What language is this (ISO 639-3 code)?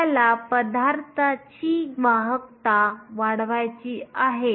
mar